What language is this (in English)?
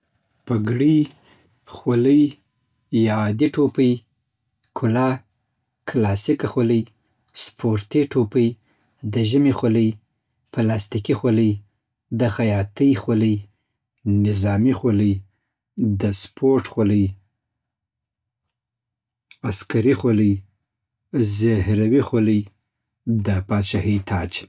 Southern Pashto